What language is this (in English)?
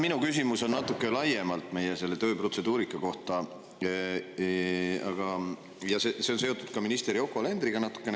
Estonian